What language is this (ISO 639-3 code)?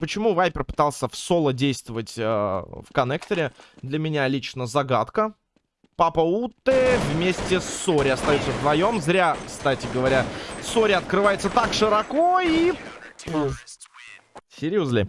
rus